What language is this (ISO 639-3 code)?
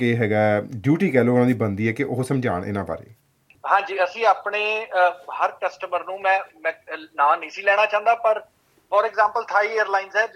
pan